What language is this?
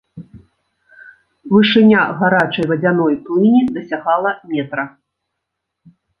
Belarusian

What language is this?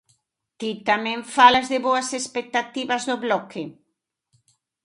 Galician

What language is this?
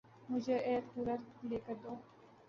Urdu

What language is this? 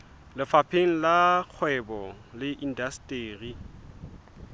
Southern Sotho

